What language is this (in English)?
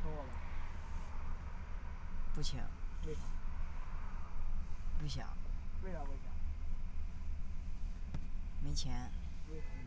Chinese